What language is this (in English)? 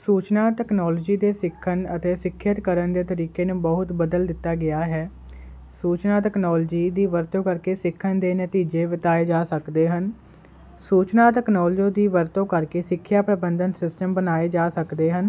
Punjabi